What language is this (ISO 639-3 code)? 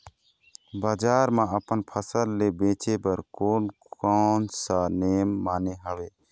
hne